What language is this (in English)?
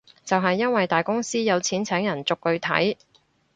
Cantonese